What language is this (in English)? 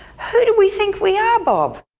English